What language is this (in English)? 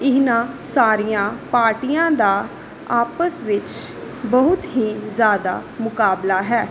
Punjabi